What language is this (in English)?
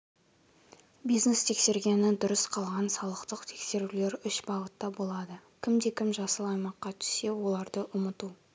Kazakh